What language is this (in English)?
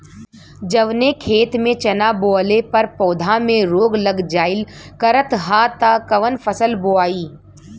Bhojpuri